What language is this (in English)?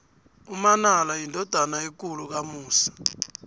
South Ndebele